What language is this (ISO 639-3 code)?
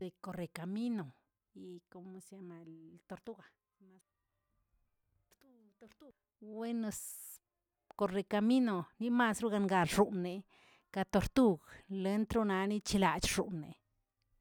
zts